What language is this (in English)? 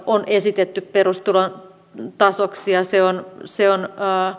Finnish